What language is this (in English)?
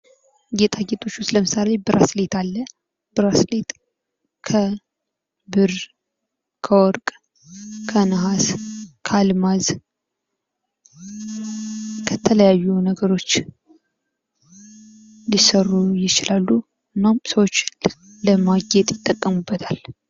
Amharic